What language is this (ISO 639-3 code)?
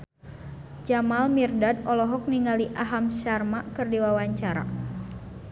sun